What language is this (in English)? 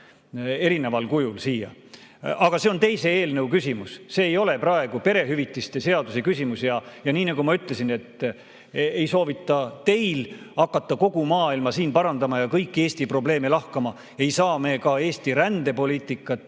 Estonian